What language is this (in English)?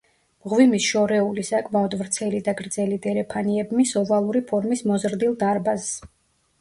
Georgian